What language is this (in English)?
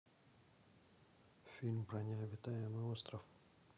Russian